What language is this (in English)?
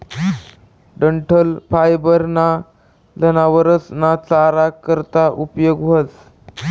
Marathi